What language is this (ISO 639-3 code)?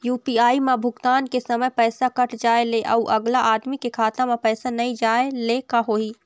hne